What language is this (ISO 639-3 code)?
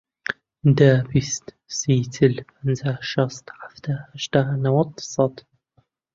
ckb